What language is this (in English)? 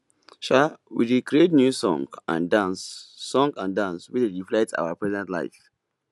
Nigerian Pidgin